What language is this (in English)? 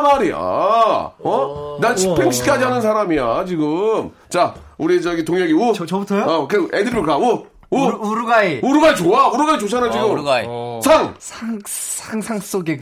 Korean